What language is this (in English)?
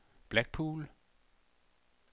Danish